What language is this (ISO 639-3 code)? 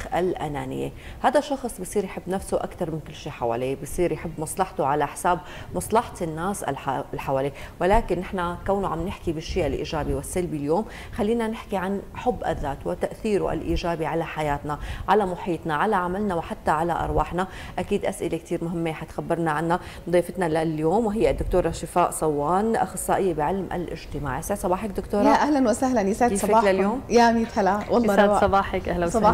ara